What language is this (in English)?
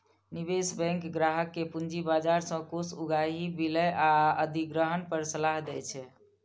Maithili